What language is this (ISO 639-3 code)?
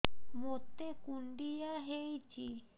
ori